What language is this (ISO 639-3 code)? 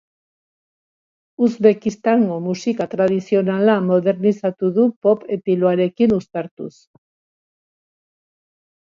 eus